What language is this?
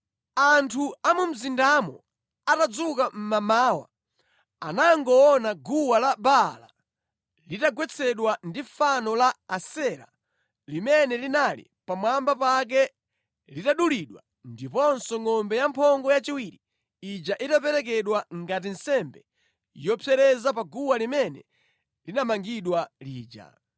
Nyanja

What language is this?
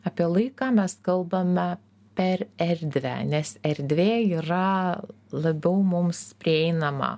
Lithuanian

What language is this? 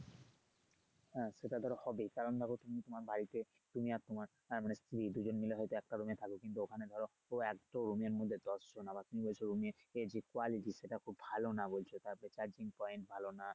Bangla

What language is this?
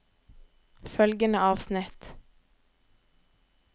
Norwegian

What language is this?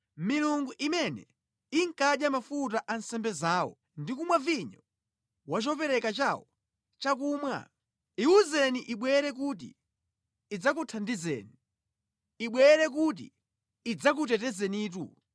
Nyanja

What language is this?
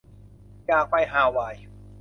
Thai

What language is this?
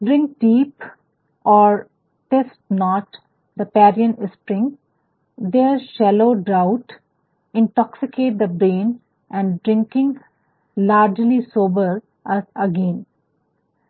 Hindi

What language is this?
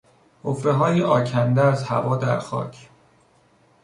Persian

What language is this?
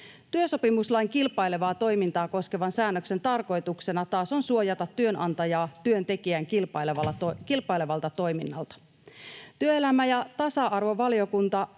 Finnish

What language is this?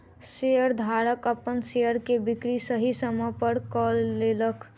Maithili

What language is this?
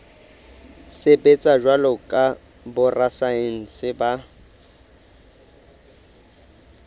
Southern Sotho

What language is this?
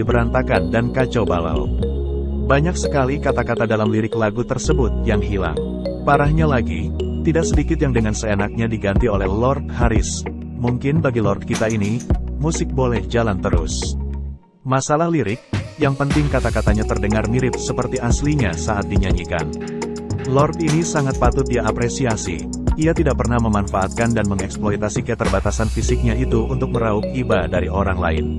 Indonesian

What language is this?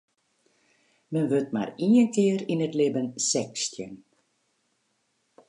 Western Frisian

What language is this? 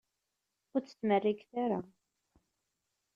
Kabyle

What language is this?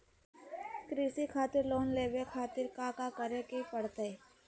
Magahi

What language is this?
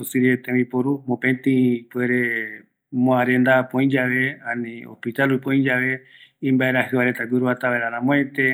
Eastern Bolivian Guaraní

